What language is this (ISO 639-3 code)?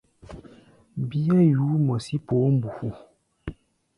gba